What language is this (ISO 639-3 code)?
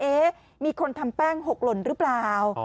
tha